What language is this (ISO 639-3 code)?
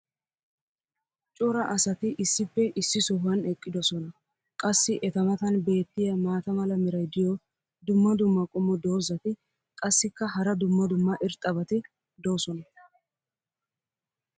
wal